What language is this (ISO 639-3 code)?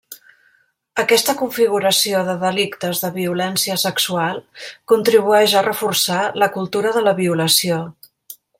cat